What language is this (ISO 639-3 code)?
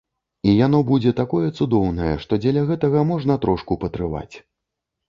bel